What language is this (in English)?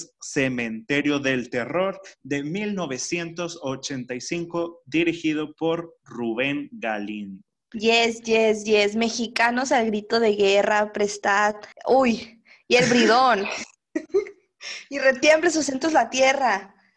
Spanish